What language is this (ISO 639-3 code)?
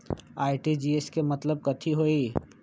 mag